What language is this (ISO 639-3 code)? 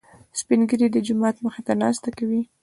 pus